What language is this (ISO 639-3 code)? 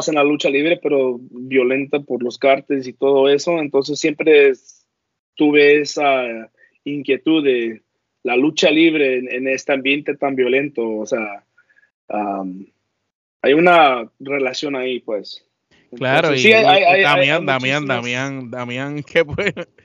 spa